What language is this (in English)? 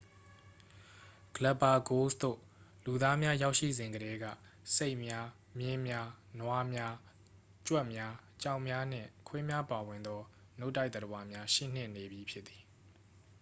Burmese